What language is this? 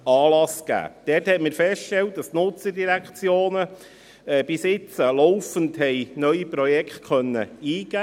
Swiss German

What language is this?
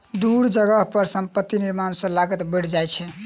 Maithili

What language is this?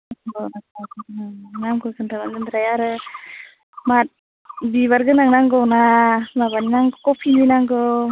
Bodo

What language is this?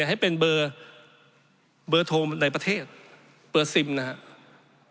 Thai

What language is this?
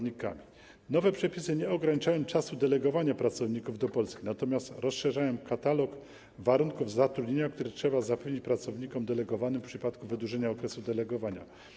Polish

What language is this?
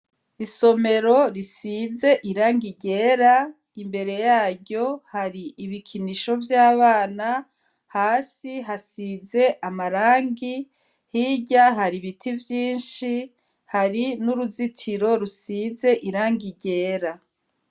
Rundi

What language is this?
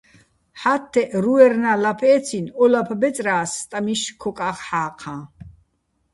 Bats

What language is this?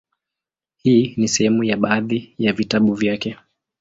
Swahili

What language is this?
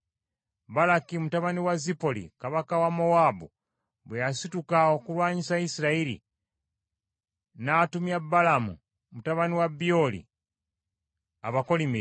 Ganda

